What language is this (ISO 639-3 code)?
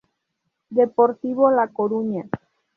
spa